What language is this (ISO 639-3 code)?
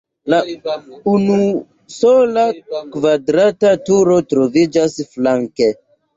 epo